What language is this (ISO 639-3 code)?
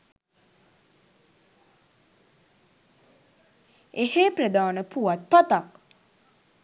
sin